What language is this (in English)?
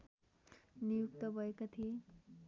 Nepali